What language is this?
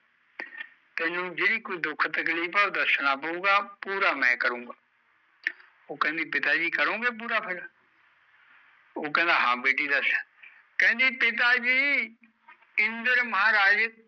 Punjabi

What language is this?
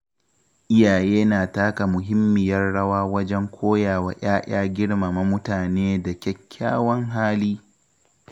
Hausa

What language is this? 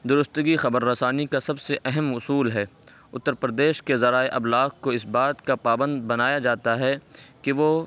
Urdu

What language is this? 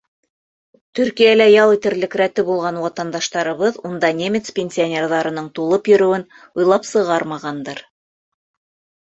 Bashkir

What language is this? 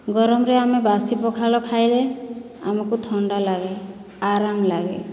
Odia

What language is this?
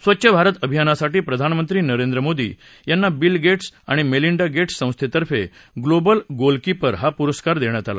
Marathi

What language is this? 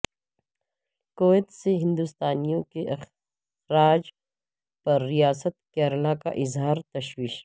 Urdu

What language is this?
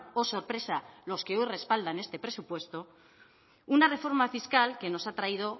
Spanish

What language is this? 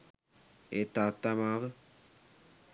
Sinhala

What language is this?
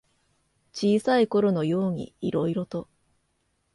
Japanese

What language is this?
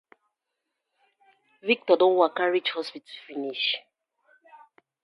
Nigerian Pidgin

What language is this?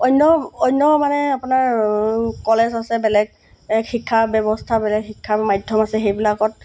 Assamese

